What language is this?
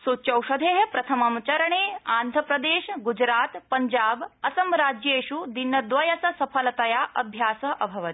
Sanskrit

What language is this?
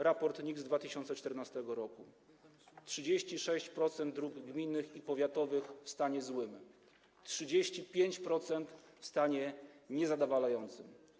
Polish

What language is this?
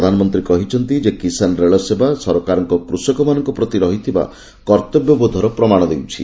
Odia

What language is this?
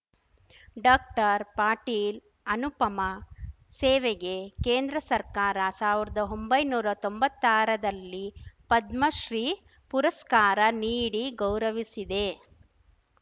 Kannada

